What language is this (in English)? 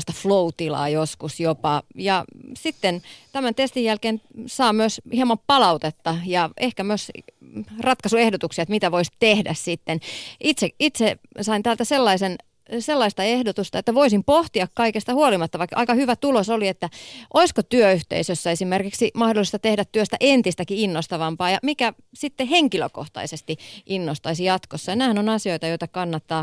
Finnish